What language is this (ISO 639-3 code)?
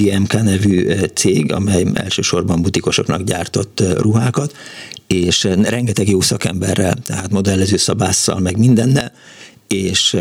hun